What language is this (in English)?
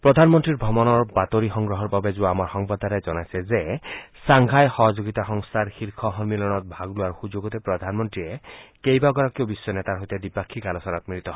Assamese